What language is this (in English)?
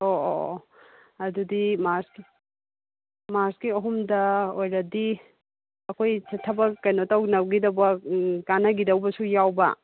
Manipuri